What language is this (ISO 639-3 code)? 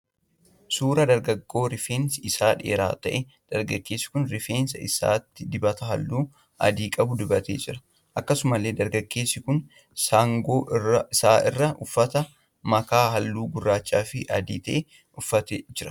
orm